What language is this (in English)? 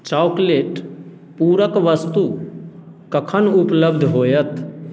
Maithili